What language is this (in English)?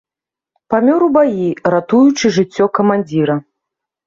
Belarusian